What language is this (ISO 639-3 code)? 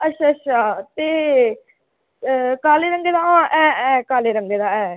doi